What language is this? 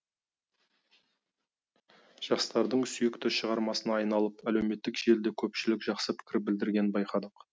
Kazakh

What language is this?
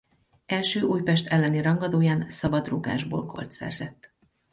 Hungarian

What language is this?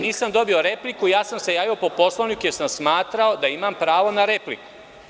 Serbian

